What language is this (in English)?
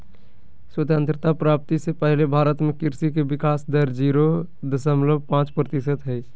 Magahi